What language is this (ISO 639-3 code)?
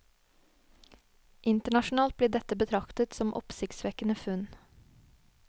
nor